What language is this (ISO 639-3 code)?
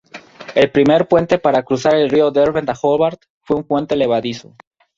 spa